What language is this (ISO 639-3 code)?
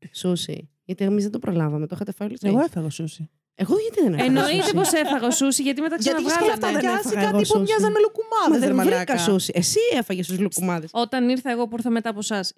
ell